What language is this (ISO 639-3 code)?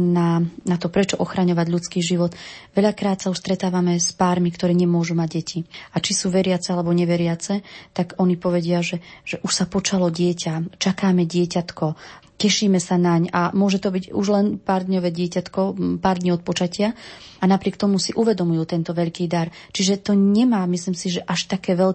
slk